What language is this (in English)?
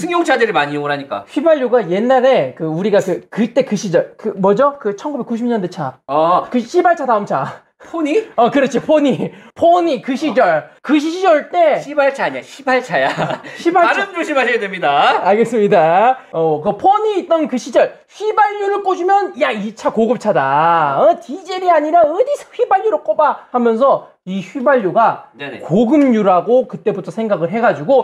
Korean